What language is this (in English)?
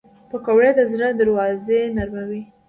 Pashto